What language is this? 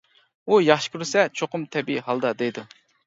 Uyghur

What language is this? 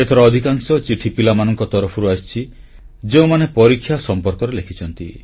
Odia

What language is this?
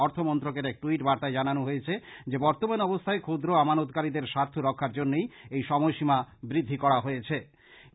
Bangla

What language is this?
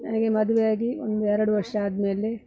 Kannada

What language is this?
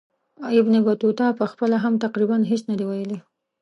Pashto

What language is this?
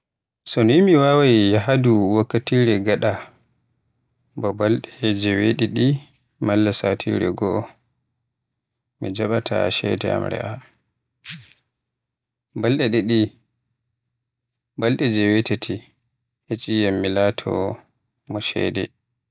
Western Niger Fulfulde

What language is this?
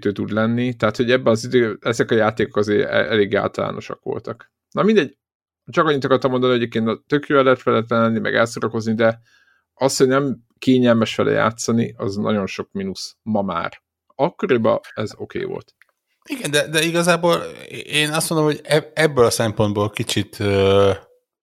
Hungarian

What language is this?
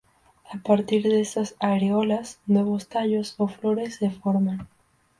Spanish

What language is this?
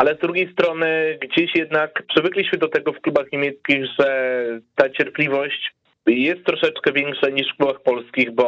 Polish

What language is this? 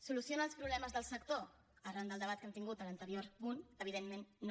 Catalan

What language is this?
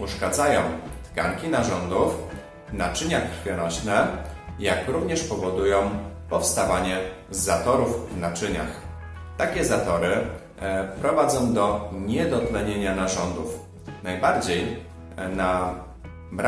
Polish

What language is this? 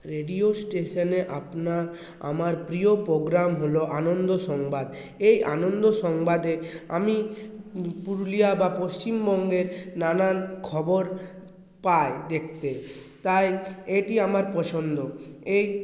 Bangla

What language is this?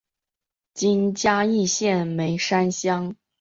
Chinese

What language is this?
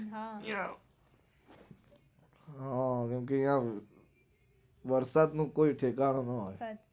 Gujarati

